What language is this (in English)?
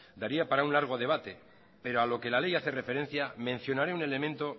Spanish